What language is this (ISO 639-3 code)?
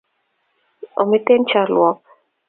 kln